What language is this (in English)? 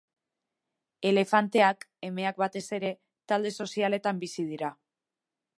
Basque